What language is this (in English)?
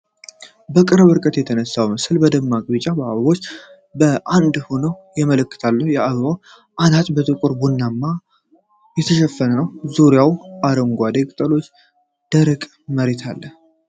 Amharic